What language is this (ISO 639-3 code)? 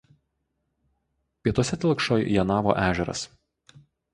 lit